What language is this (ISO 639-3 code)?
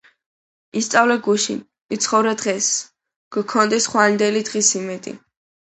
kat